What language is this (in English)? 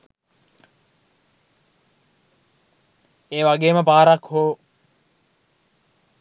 Sinhala